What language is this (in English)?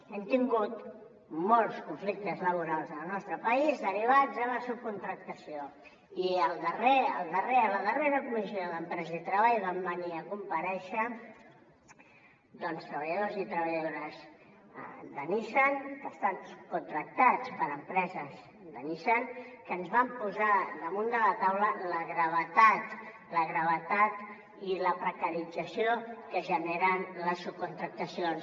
Catalan